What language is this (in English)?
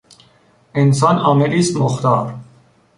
Persian